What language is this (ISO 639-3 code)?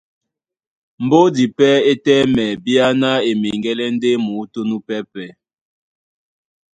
dua